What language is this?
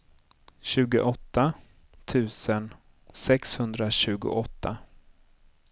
Swedish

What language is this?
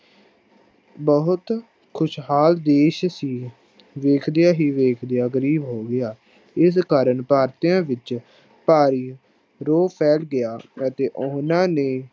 Punjabi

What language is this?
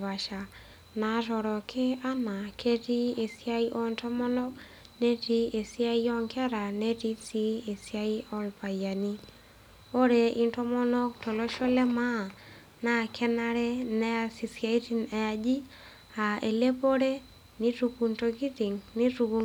Masai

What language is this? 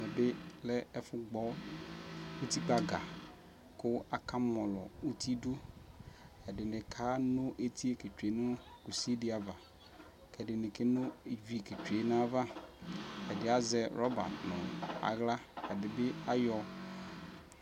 Ikposo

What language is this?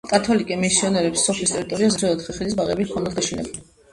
Georgian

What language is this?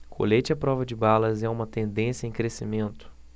Portuguese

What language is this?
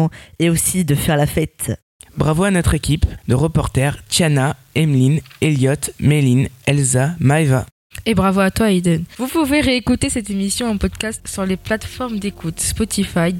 French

